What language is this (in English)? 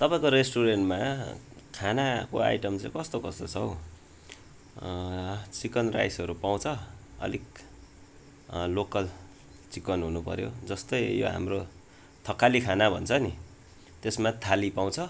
Nepali